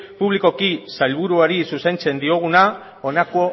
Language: Basque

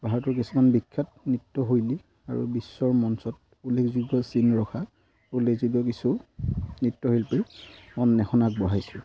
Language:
Assamese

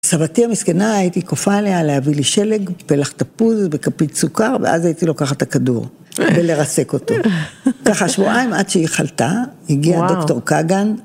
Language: Hebrew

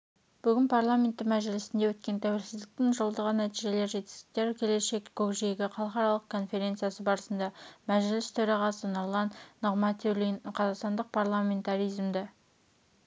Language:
Kazakh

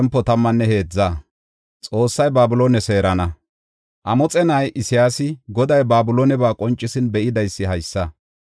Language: Gofa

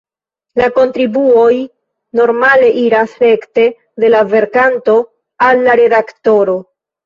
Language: Esperanto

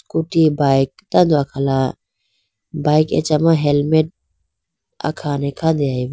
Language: Idu-Mishmi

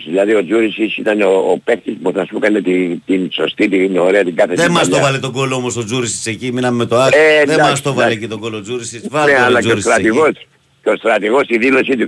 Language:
Greek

